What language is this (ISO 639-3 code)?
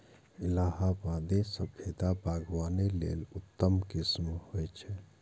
mai